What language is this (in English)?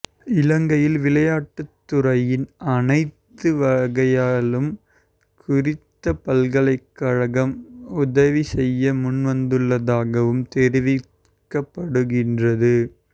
Tamil